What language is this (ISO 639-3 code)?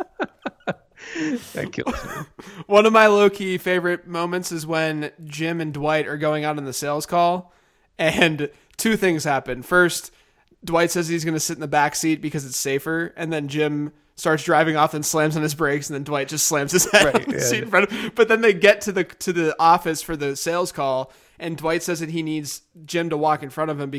eng